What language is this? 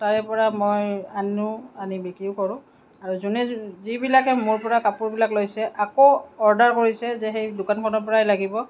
Assamese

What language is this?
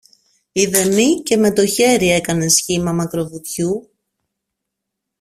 Greek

